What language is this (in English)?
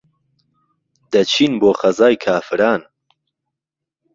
Central Kurdish